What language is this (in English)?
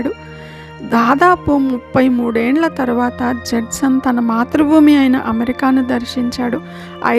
Telugu